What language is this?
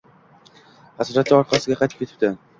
Uzbek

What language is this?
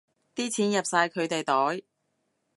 Cantonese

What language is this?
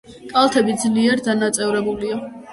Georgian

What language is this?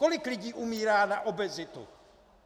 Czech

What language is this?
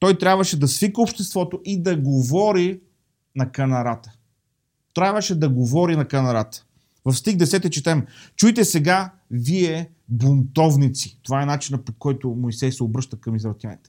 Bulgarian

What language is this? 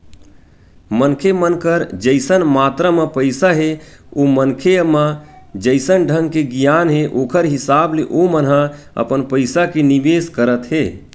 Chhattisgarhi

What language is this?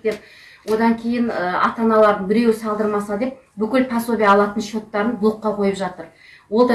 Kazakh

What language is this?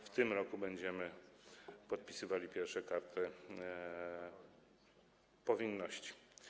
Polish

